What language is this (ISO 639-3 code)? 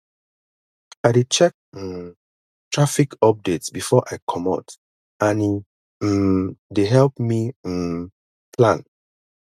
pcm